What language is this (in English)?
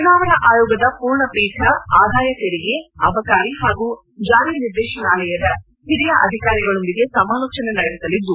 Kannada